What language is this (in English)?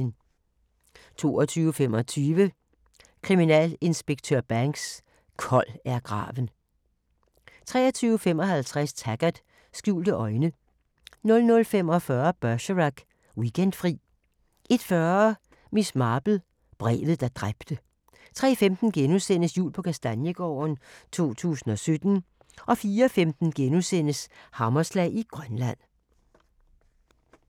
Danish